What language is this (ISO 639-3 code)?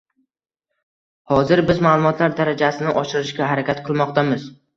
uzb